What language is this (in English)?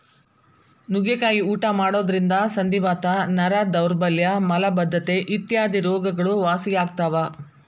Kannada